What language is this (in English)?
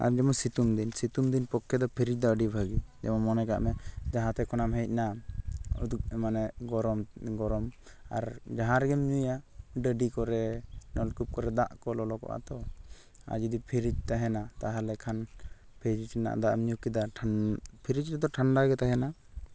Santali